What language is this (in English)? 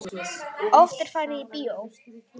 Icelandic